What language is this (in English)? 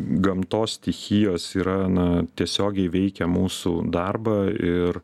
Lithuanian